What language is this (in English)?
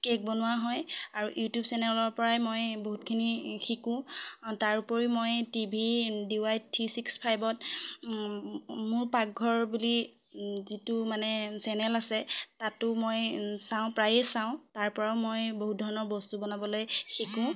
Assamese